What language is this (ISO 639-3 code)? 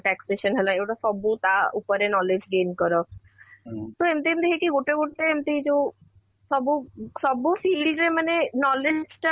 ori